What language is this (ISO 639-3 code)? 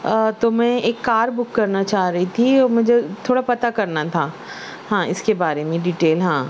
urd